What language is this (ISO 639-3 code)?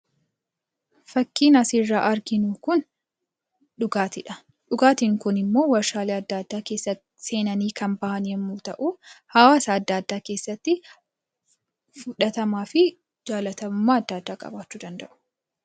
orm